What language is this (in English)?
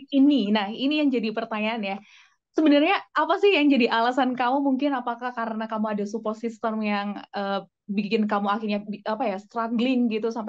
Indonesian